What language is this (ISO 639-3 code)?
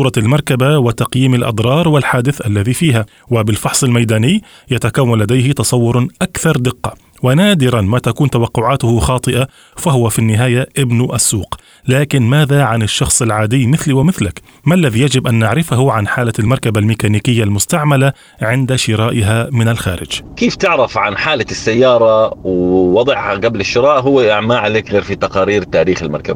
ara